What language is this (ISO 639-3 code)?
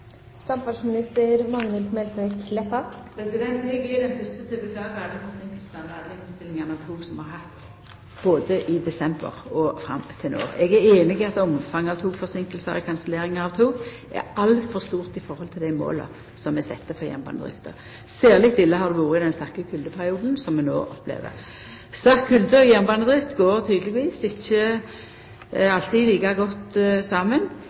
nno